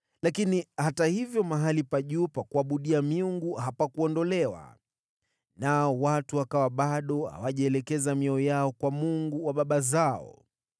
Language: Swahili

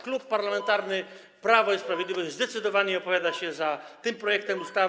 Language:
Polish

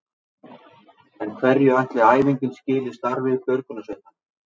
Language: Icelandic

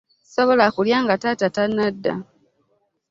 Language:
Ganda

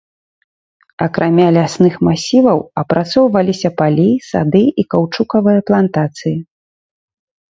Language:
Belarusian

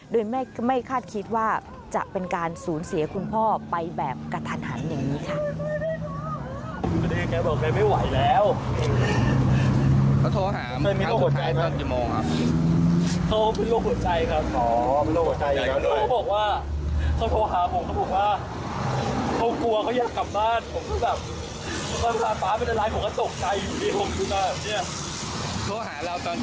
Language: Thai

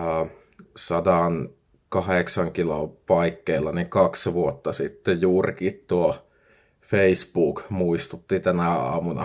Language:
Finnish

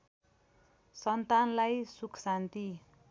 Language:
Nepali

